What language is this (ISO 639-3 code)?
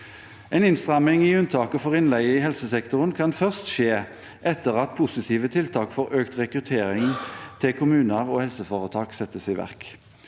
nor